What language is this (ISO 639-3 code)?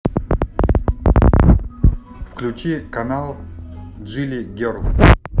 rus